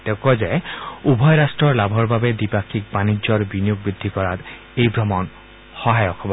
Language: Assamese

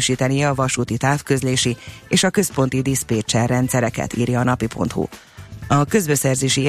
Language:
Hungarian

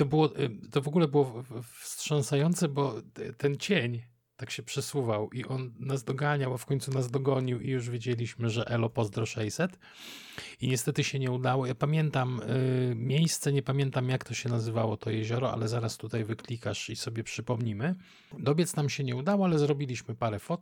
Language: Polish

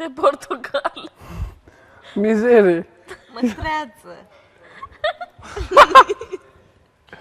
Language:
Romanian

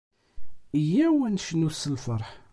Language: Kabyle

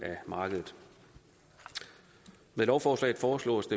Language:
Danish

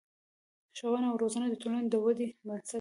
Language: Pashto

